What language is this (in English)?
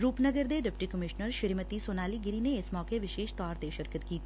Punjabi